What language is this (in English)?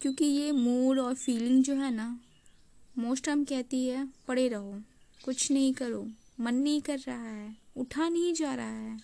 Hindi